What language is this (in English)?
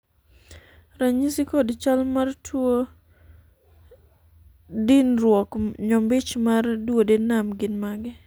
Luo (Kenya and Tanzania)